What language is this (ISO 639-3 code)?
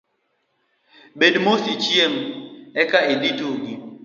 luo